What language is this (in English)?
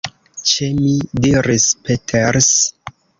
Esperanto